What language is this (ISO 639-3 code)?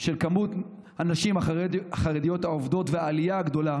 heb